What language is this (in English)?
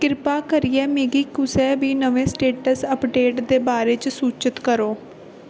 Dogri